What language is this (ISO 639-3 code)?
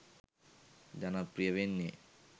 sin